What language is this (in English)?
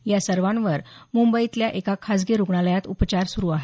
Marathi